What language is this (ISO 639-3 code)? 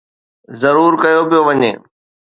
snd